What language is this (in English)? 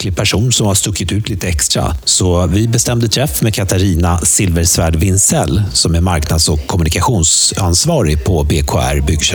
Swedish